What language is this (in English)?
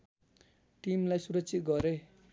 Nepali